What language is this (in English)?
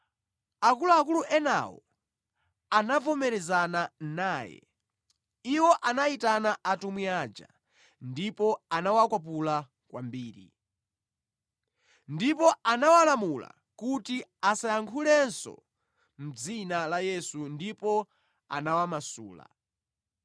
Nyanja